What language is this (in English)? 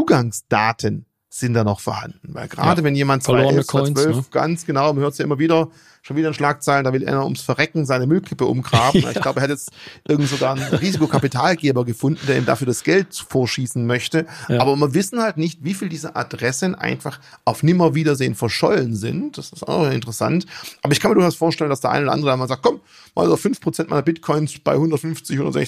German